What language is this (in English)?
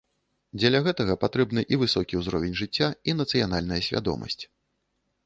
Belarusian